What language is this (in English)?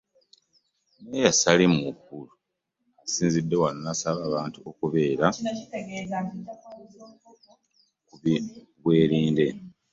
Ganda